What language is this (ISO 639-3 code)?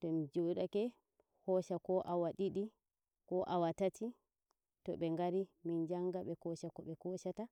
fuv